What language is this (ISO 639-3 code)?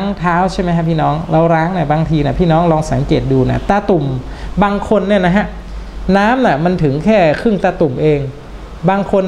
tha